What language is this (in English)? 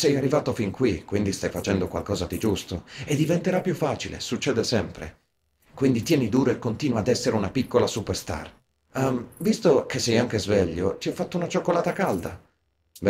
Italian